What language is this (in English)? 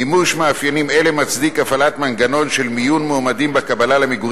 Hebrew